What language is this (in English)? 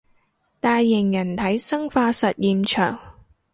Cantonese